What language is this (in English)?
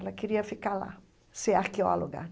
Portuguese